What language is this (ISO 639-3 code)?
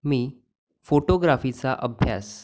mar